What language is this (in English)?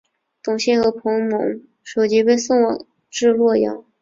Chinese